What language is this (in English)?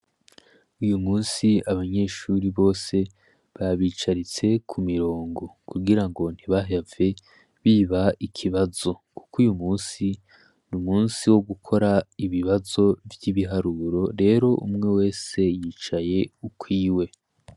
Rundi